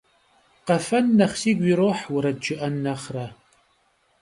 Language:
Kabardian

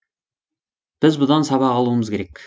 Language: Kazakh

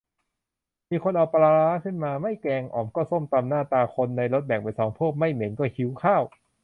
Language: Thai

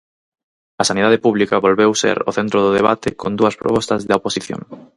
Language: Galician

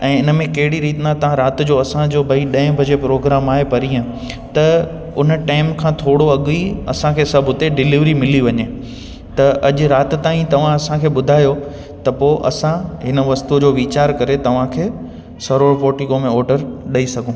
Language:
Sindhi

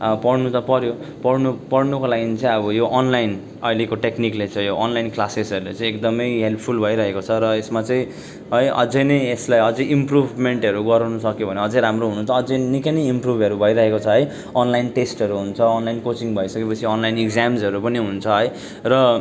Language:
Nepali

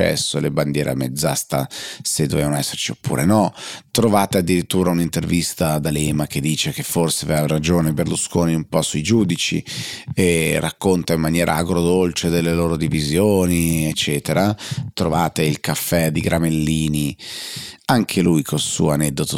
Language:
Italian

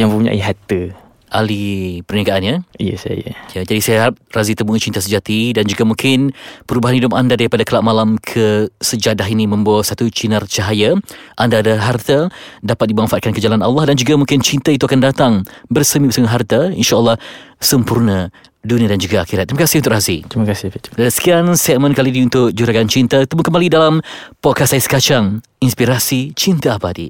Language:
Malay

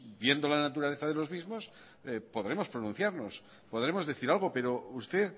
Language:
Spanish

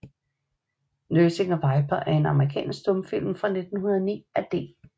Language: Danish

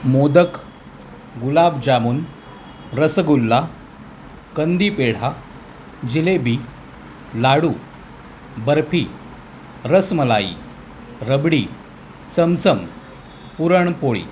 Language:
Marathi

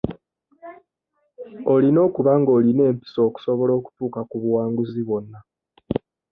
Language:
Ganda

